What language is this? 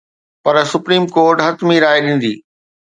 Sindhi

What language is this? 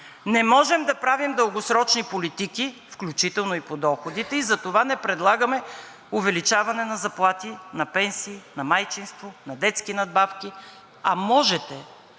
Bulgarian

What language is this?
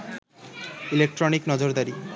Bangla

